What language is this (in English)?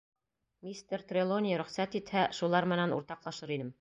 Bashkir